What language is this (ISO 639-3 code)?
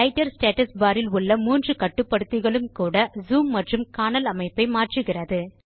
tam